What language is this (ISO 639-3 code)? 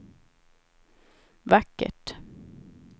swe